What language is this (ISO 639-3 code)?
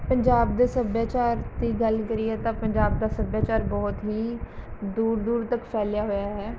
pan